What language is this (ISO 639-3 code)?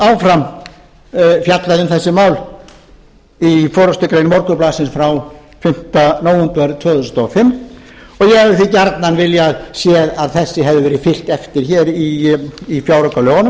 isl